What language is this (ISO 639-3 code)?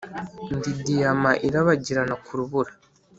kin